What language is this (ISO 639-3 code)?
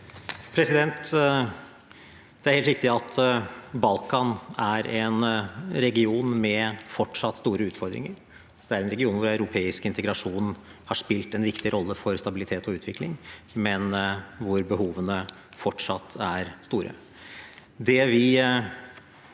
nor